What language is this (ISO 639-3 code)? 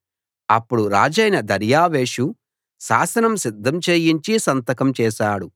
tel